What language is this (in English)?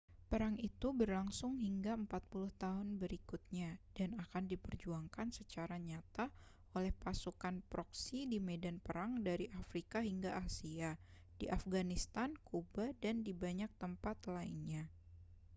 Indonesian